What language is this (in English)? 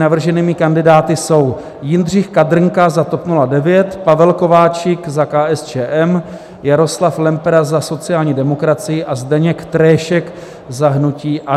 Czech